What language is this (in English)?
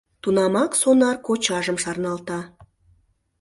Mari